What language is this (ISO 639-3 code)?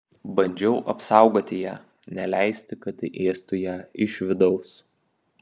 lit